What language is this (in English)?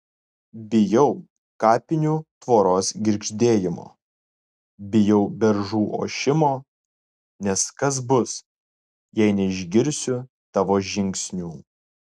Lithuanian